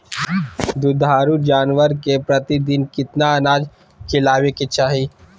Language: Magahi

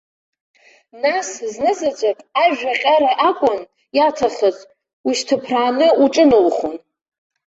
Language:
Abkhazian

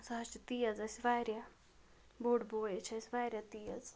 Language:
Kashmiri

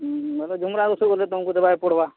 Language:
Odia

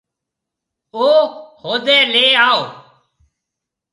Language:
Marwari (Pakistan)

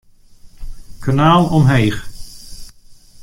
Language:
Western Frisian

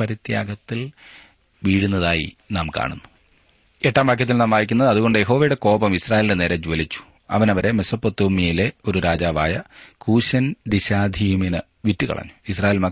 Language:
Malayalam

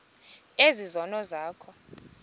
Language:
Xhosa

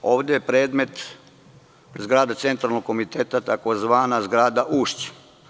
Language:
Serbian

